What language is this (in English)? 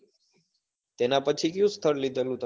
Gujarati